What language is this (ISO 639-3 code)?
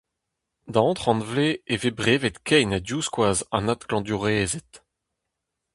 bre